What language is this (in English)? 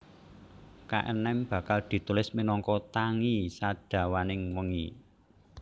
Javanese